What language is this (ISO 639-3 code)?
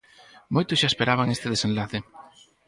glg